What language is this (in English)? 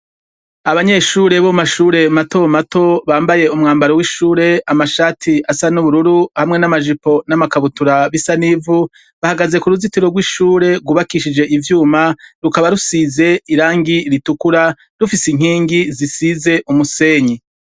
Rundi